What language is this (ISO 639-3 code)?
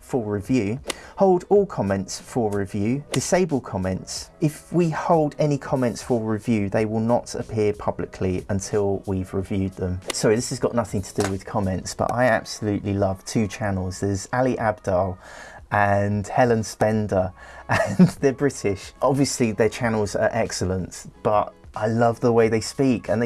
eng